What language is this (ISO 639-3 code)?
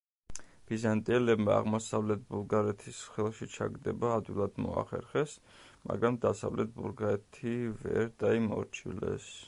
kat